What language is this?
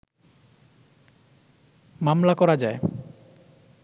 Bangla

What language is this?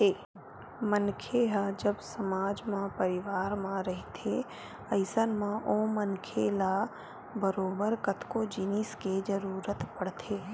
Chhattisgarhi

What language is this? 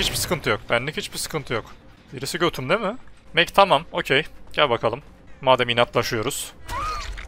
Turkish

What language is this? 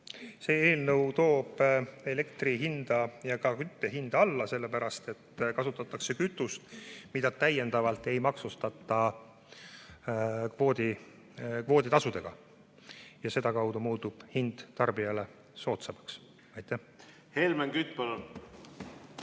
Estonian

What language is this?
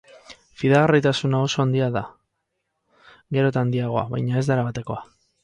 Basque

